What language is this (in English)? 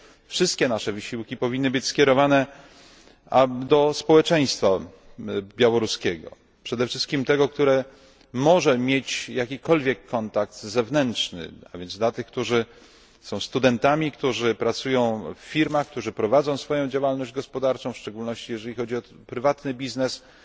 Polish